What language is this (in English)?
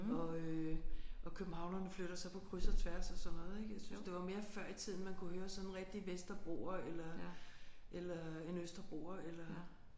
Danish